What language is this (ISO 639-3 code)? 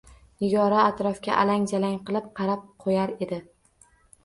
uzb